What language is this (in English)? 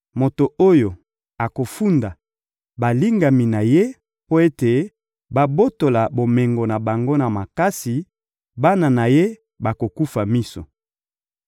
Lingala